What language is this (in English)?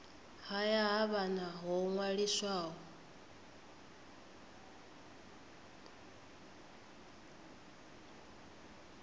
Venda